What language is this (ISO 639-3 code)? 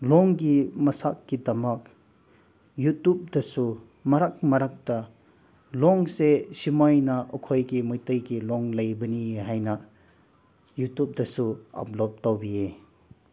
mni